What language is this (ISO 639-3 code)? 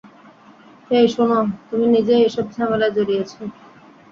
ben